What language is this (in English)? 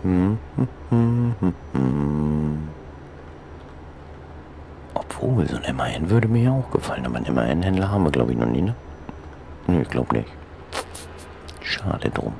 German